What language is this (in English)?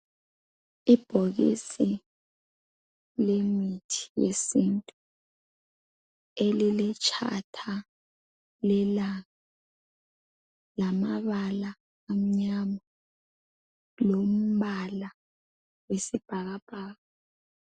North Ndebele